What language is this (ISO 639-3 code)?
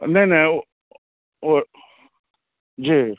mai